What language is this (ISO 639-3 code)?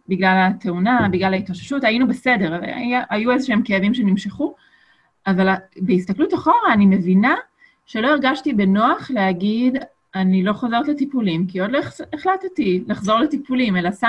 heb